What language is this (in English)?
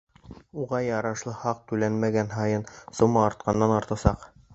Bashkir